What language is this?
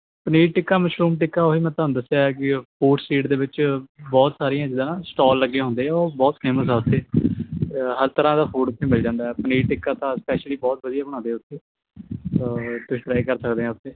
Punjabi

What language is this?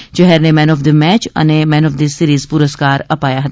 Gujarati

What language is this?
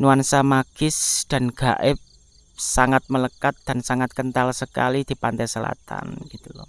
Indonesian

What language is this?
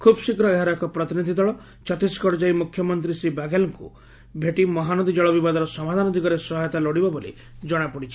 Odia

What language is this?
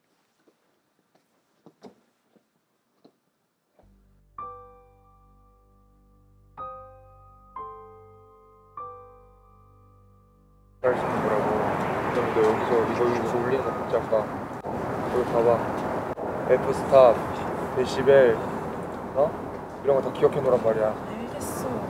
Korean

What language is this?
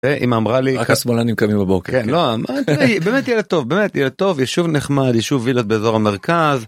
Hebrew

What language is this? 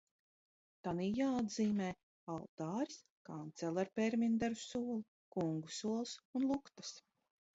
Latvian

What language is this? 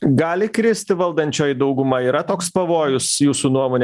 Lithuanian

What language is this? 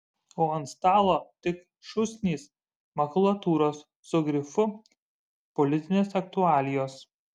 Lithuanian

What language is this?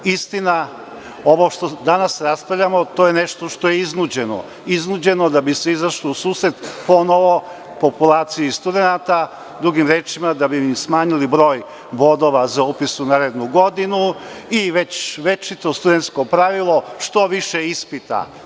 Serbian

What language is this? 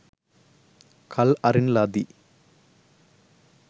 Sinhala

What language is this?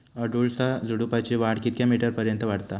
Marathi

